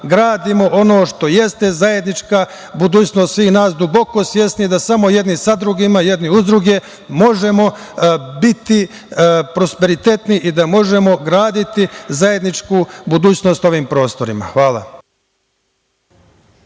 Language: Serbian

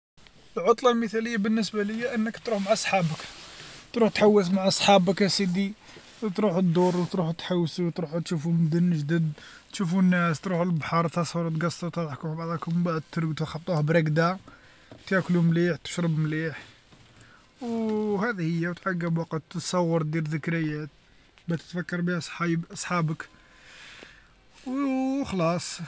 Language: Algerian Arabic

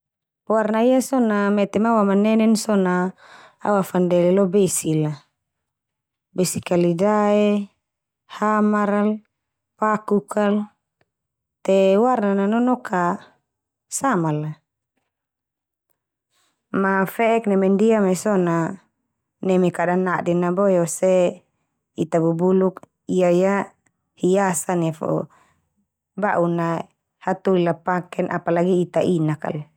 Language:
Termanu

